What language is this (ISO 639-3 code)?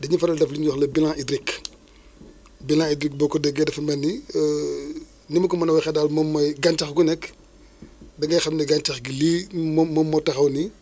wol